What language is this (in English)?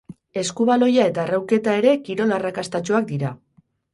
Basque